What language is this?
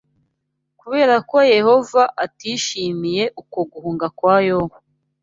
Kinyarwanda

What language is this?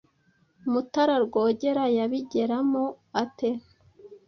Kinyarwanda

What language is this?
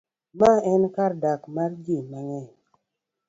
Luo (Kenya and Tanzania)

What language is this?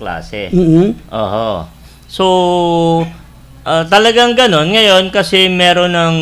Filipino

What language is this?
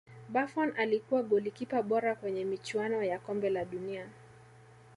Swahili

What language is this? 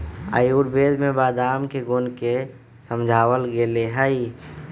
Magahi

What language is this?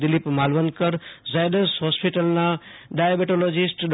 Gujarati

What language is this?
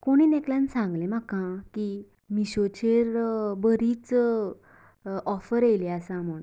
Konkani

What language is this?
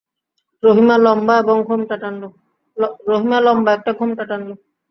Bangla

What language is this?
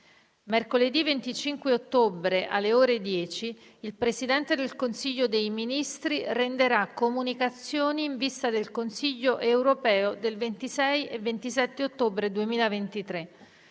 Italian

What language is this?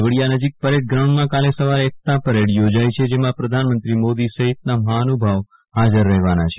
Gujarati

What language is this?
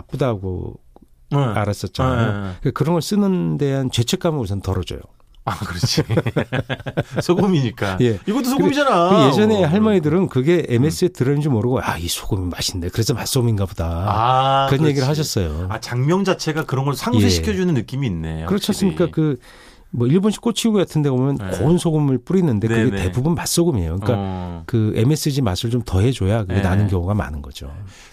Korean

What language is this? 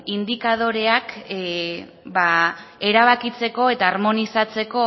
Basque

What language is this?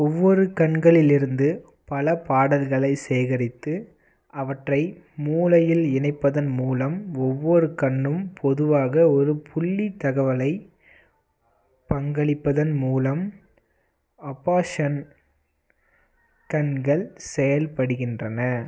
Tamil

